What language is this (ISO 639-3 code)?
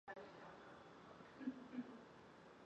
zho